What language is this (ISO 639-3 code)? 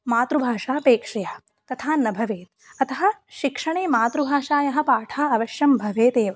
san